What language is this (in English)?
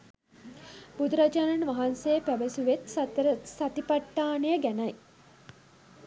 Sinhala